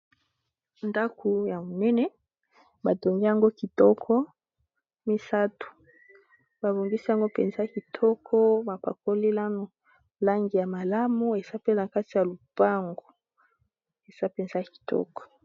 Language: Lingala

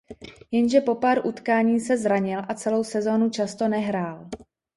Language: Czech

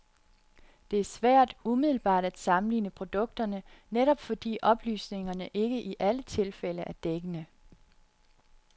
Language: Danish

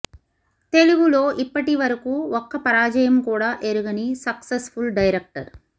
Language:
Telugu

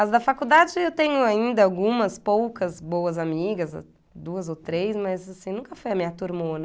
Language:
Portuguese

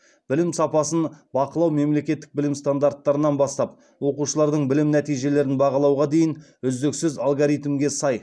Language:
Kazakh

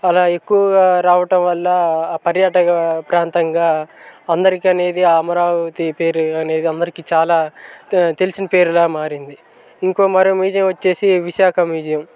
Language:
Telugu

